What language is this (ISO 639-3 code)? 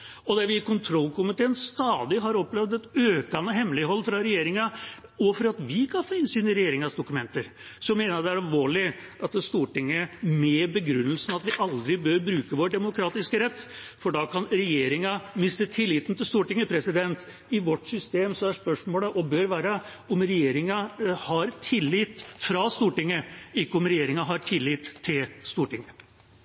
nob